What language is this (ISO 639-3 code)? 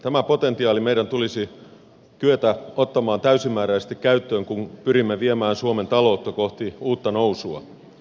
fin